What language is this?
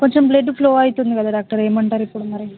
Telugu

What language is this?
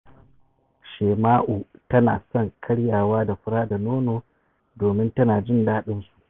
Hausa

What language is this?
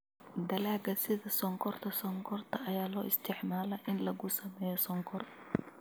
Somali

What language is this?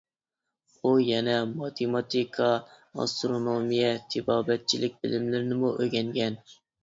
Uyghur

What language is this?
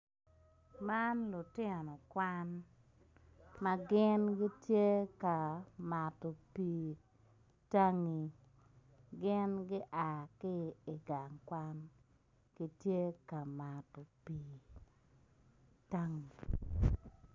Acoli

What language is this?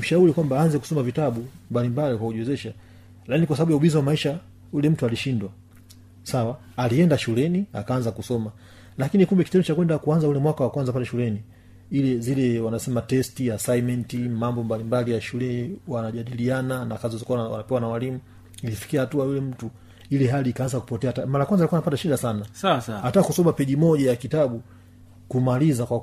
Swahili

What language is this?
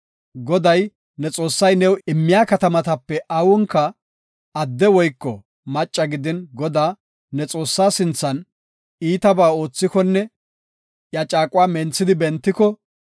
Gofa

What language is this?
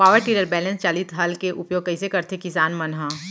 Chhattisgarhi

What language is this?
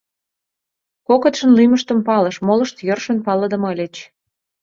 Mari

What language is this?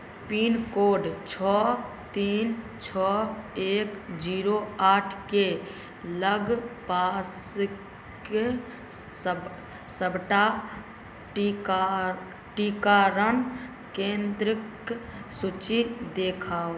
Maithili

